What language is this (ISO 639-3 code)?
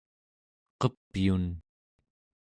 esu